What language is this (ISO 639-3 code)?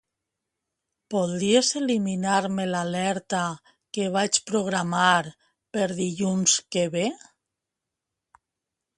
cat